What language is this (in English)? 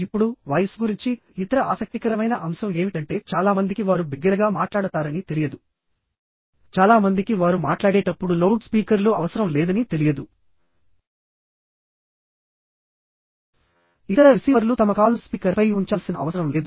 Telugu